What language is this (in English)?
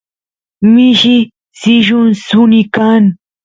Santiago del Estero Quichua